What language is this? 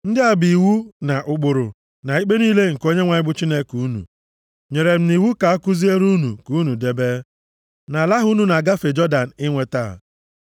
Igbo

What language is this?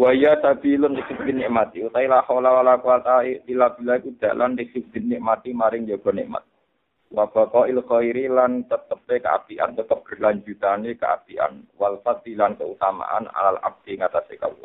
Malay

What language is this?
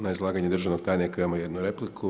Croatian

